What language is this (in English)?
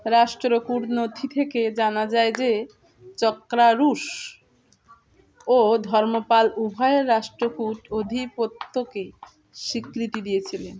Bangla